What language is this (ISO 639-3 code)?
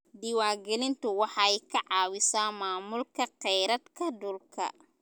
som